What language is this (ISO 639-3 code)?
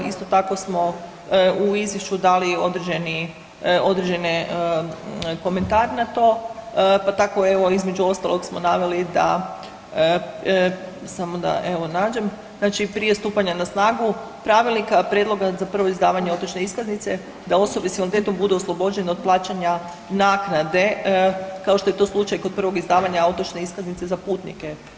hrv